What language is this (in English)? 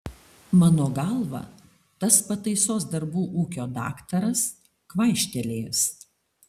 Lithuanian